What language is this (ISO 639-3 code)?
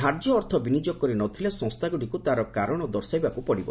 ori